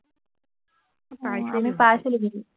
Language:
Assamese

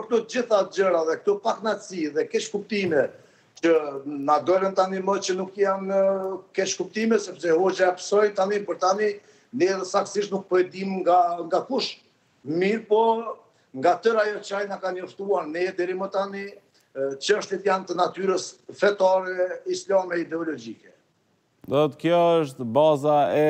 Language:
Romanian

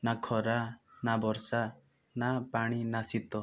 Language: Odia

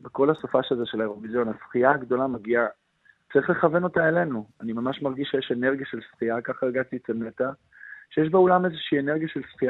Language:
Hebrew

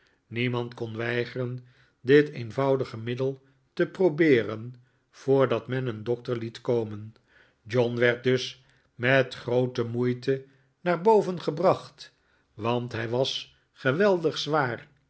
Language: Dutch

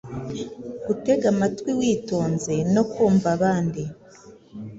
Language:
Kinyarwanda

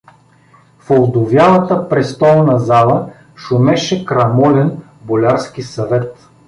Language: Bulgarian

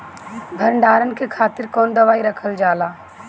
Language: Bhojpuri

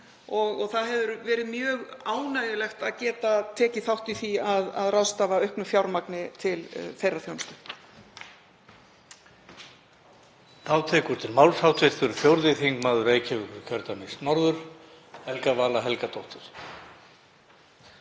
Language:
Icelandic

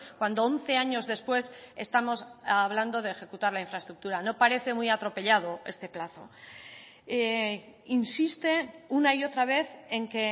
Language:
Spanish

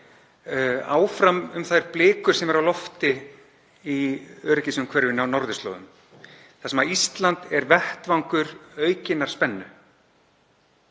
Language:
Icelandic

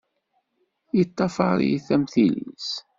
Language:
Kabyle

